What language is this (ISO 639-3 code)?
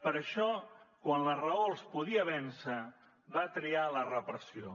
cat